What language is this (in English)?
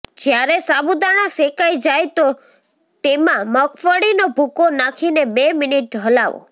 Gujarati